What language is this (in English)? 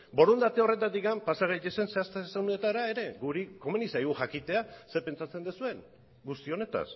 Basque